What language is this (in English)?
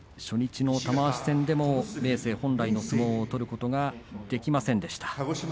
Japanese